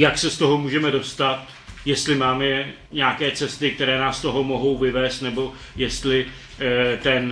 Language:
Czech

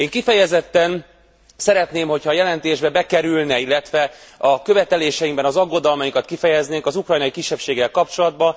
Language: Hungarian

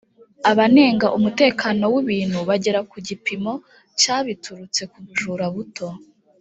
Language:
Kinyarwanda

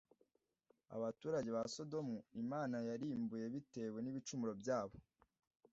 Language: Kinyarwanda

